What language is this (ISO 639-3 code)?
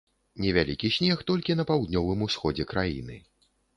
bel